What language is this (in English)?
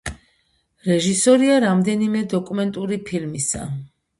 Georgian